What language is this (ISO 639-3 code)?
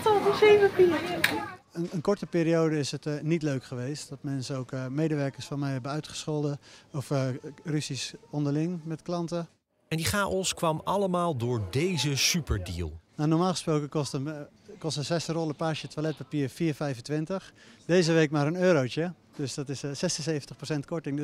nld